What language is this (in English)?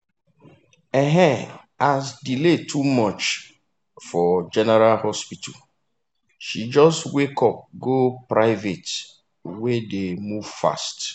Nigerian Pidgin